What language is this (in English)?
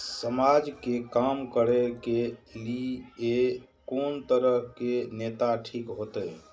Maithili